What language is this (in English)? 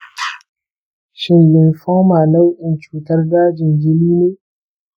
Hausa